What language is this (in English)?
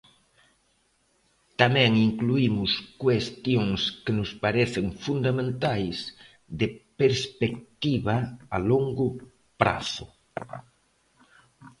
Galician